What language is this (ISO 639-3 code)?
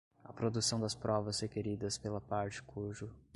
por